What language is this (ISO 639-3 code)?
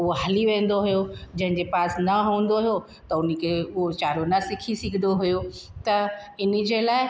snd